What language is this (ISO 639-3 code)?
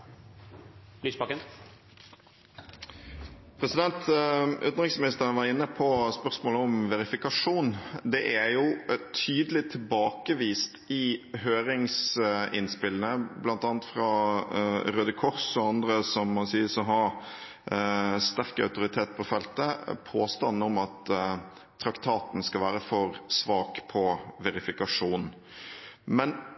nor